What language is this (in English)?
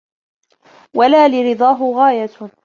Arabic